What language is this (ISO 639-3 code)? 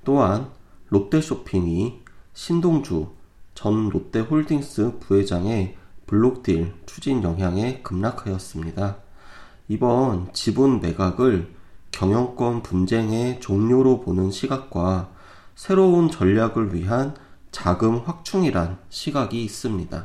kor